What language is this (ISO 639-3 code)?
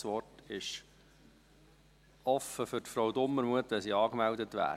gsw